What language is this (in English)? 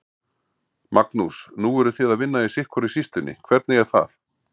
Icelandic